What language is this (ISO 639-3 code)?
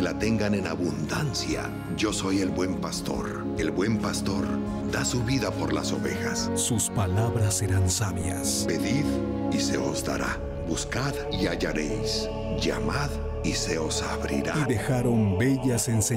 spa